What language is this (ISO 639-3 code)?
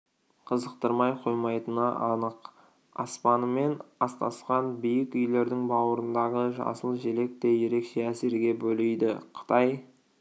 kaz